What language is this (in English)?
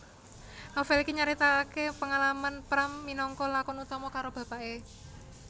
Javanese